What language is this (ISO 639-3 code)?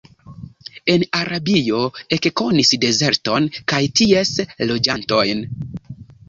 epo